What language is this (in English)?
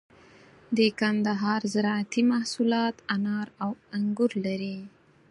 Pashto